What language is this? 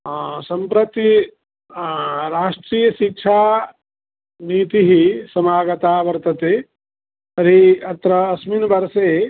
Sanskrit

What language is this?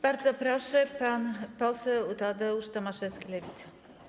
Polish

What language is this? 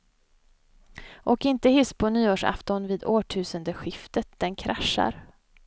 Swedish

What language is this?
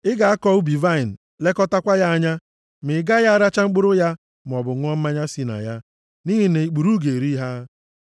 Igbo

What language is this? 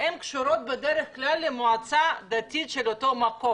Hebrew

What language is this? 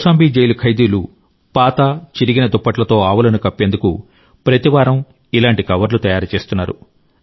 Telugu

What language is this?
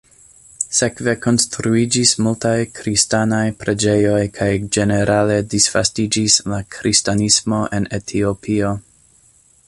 Esperanto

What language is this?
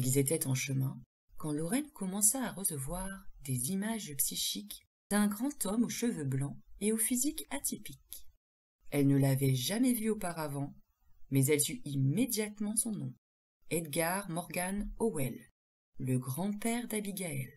French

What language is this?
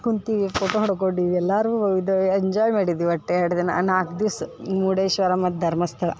Kannada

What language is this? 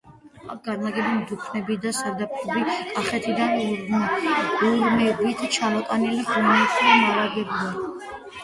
Georgian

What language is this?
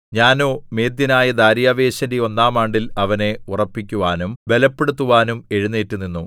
Malayalam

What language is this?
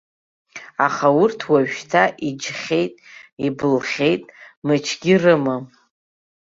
Abkhazian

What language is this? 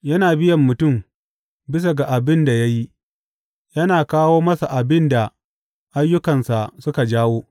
Hausa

